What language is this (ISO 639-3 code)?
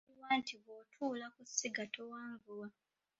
lug